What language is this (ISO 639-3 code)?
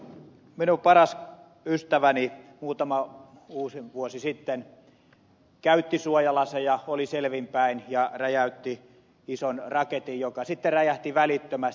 fin